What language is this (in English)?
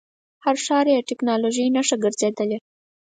Pashto